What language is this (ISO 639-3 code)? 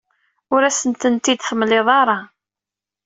kab